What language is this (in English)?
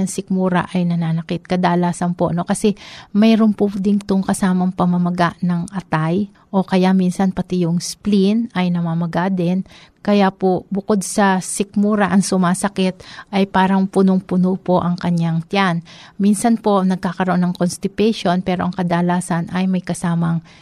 Filipino